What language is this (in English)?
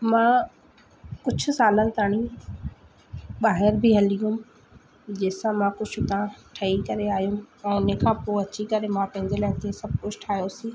Sindhi